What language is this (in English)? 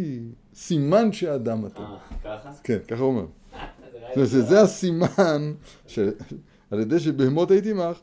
Hebrew